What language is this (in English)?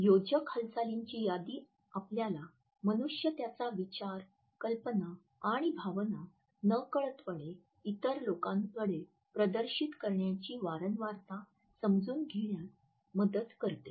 Marathi